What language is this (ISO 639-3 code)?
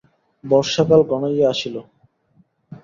ben